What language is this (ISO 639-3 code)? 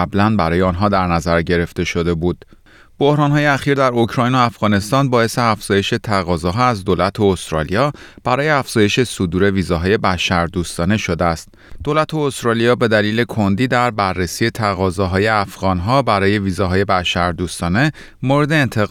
fas